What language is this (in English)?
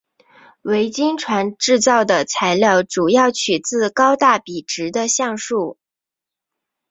Chinese